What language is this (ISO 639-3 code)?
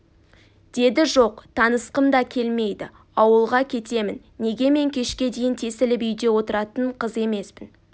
kaz